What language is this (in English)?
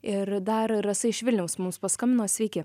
Lithuanian